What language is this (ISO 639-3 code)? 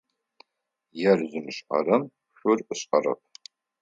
ady